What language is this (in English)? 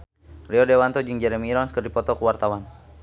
Sundanese